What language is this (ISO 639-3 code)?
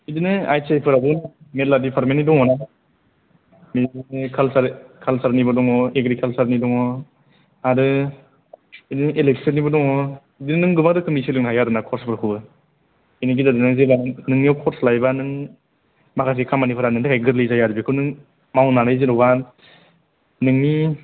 brx